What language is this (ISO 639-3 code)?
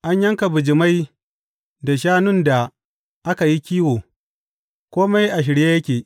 hau